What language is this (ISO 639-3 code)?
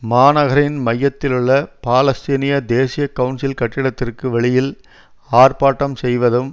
tam